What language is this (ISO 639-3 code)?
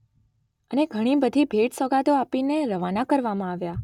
guj